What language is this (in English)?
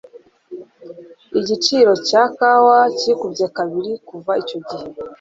Kinyarwanda